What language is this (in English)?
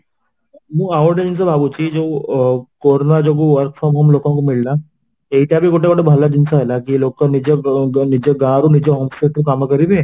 Odia